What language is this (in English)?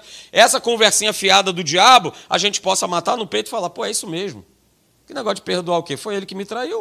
Portuguese